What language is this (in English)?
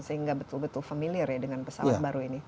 Indonesian